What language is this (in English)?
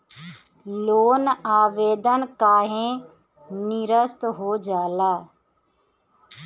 Bhojpuri